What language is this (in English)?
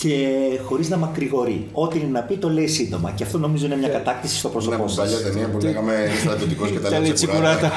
Greek